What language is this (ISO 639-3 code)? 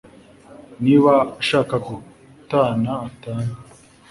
kin